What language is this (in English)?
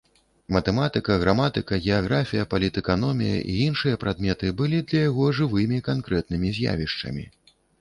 Belarusian